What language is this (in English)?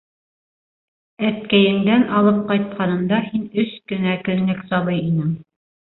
Bashkir